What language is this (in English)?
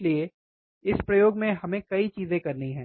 Hindi